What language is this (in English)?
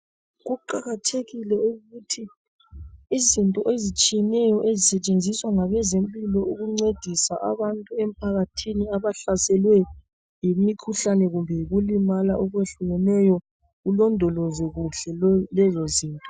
North Ndebele